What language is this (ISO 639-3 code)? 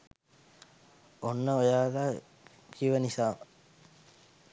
sin